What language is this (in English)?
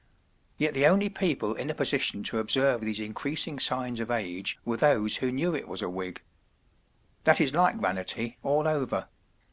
English